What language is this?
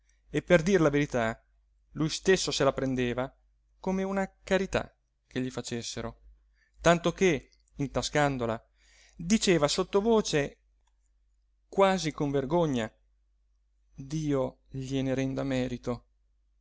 Italian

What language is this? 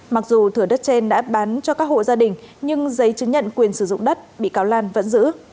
Vietnamese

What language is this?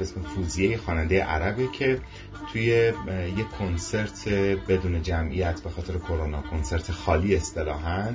Persian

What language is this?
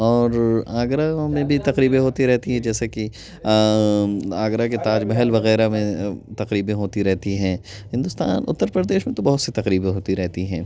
Urdu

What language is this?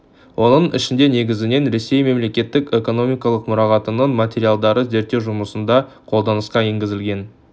Kazakh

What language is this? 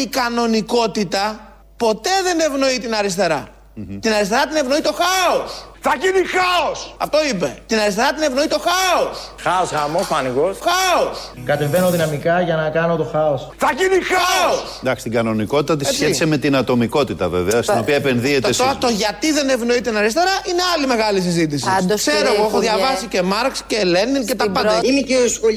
Greek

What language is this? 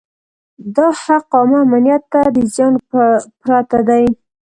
Pashto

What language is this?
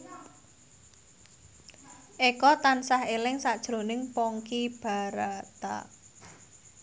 Javanese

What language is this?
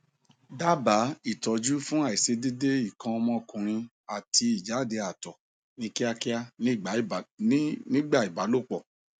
Yoruba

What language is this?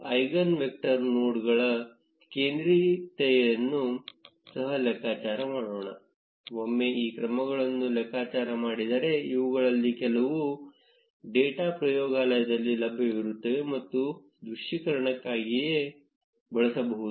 Kannada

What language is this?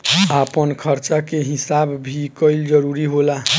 Bhojpuri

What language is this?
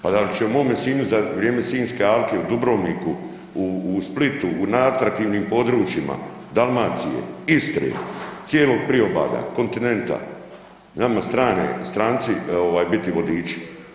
Croatian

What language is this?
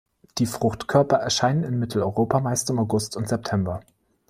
German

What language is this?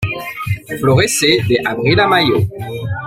Spanish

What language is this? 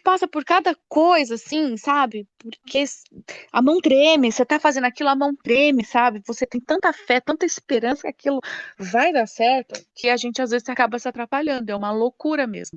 Portuguese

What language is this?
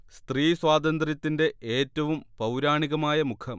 Malayalam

